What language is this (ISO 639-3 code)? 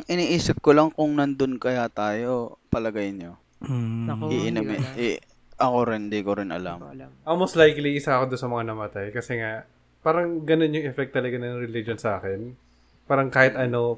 fil